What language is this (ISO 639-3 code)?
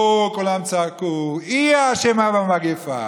heb